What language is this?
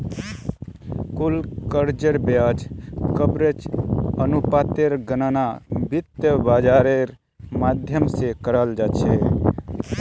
Magahi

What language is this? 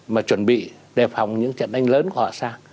Vietnamese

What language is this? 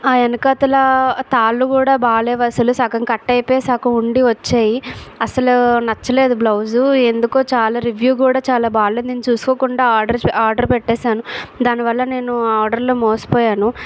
Telugu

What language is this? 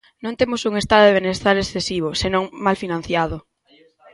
Galician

